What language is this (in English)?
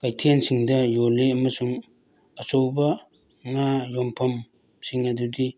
Manipuri